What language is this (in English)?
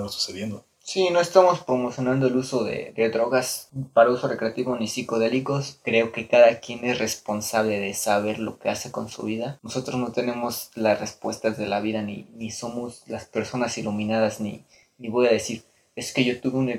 Spanish